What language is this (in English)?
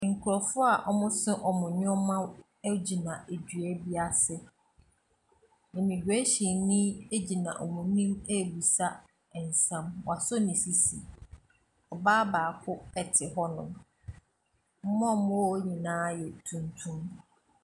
Akan